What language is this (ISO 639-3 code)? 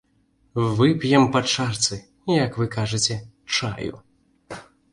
bel